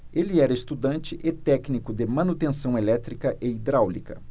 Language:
Portuguese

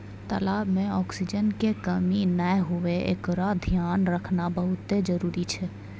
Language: Maithili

